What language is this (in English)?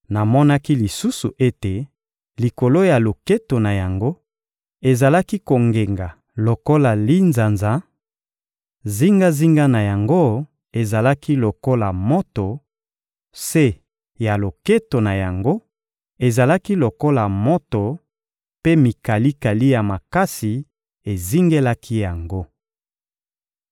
Lingala